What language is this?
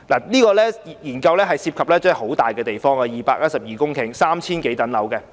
Cantonese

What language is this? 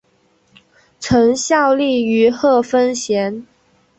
Chinese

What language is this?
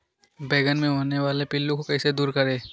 Magahi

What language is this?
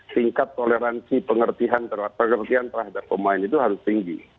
Indonesian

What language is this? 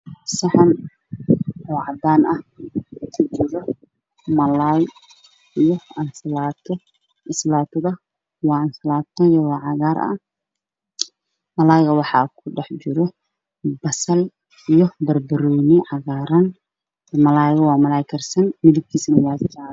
Somali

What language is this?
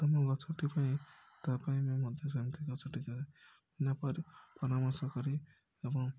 Odia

